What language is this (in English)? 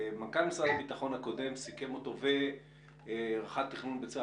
Hebrew